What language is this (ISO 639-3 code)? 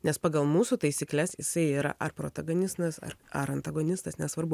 lit